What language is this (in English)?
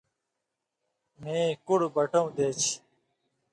Indus Kohistani